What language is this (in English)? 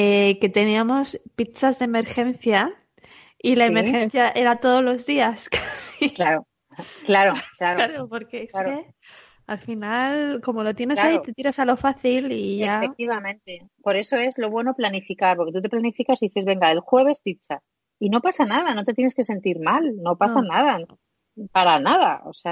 Spanish